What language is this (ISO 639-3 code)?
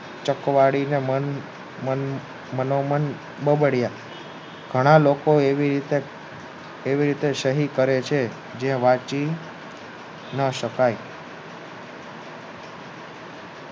guj